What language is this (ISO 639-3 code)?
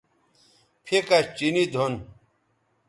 btv